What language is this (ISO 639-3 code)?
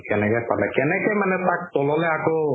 asm